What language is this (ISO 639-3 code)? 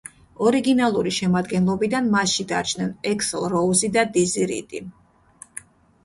kat